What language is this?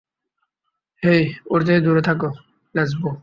Bangla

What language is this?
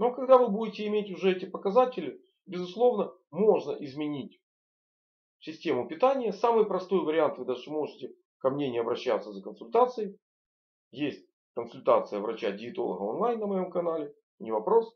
Russian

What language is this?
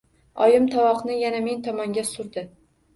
Uzbek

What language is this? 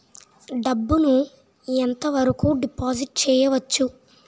Telugu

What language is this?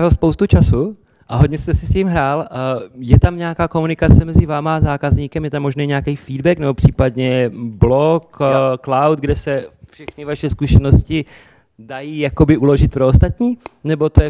Czech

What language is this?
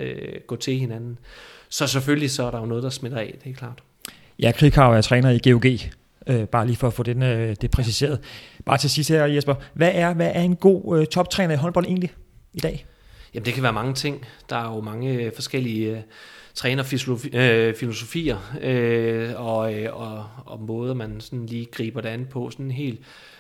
Danish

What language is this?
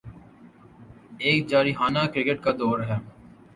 Urdu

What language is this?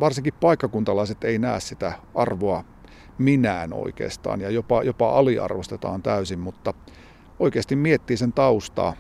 Finnish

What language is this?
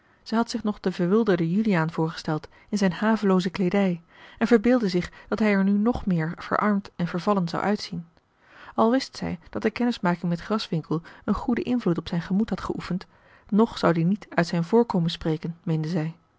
Dutch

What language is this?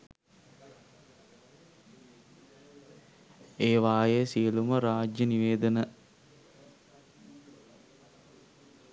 Sinhala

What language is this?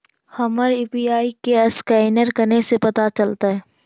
Magahi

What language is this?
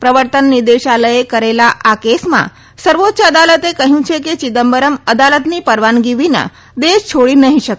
Gujarati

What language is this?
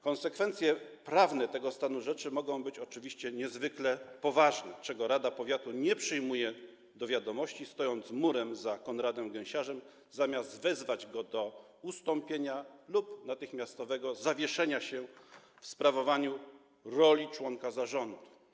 Polish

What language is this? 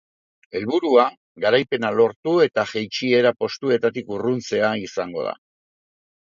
Basque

